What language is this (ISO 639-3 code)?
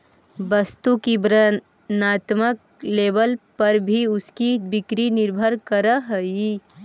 mag